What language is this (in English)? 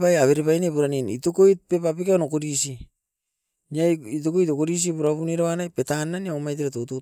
Askopan